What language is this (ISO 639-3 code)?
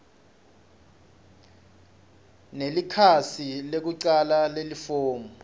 ssw